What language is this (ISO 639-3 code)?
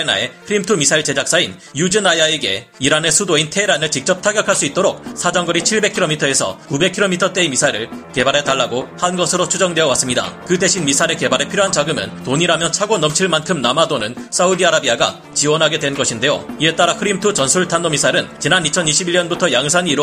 kor